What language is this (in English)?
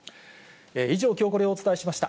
Japanese